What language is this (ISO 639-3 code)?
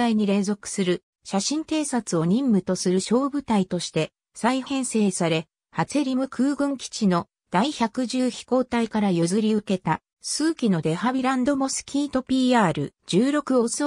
jpn